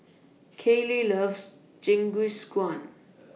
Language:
English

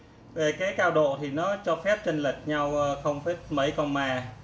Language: Vietnamese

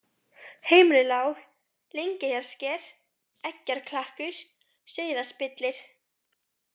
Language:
Icelandic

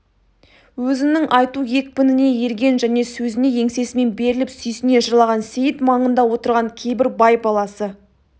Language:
Kazakh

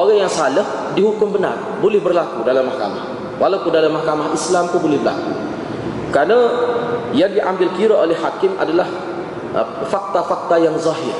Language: Malay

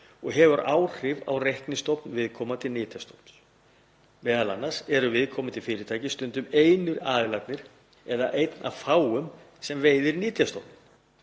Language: Icelandic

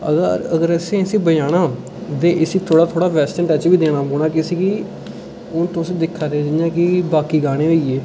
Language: Dogri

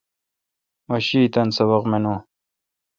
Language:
Kalkoti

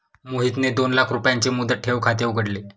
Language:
Marathi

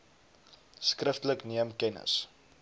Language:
Afrikaans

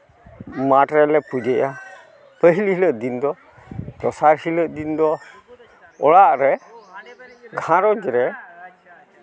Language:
Santali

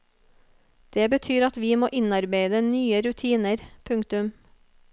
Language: Norwegian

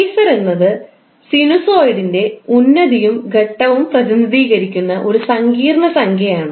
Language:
Malayalam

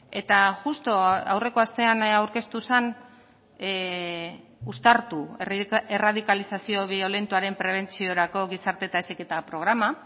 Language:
Basque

